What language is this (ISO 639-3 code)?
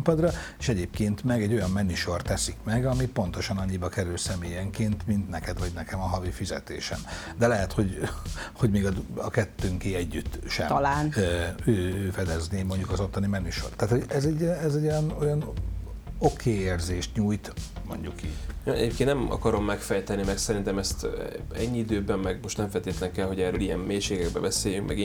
hun